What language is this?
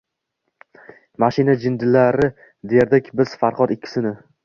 Uzbek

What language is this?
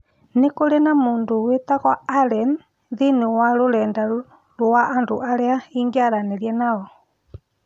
Kikuyu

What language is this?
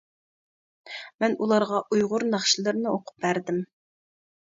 Uyghur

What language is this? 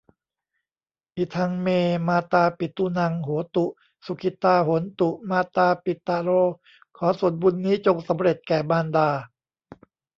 Thai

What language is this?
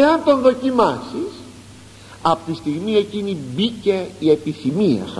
Greek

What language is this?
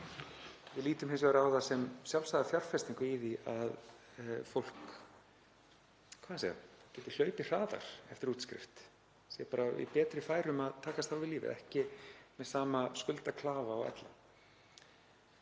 Icelandic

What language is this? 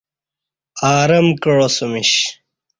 Kati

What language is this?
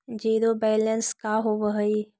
Magahi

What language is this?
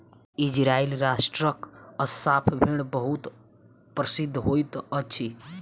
Maithili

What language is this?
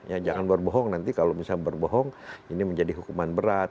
Indonesian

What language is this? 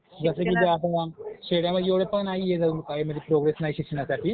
Marathi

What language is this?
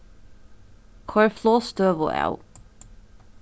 Faroese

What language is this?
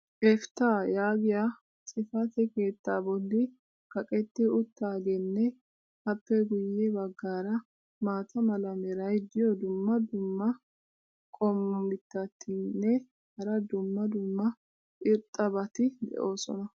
Wolaytta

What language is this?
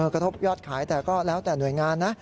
Thai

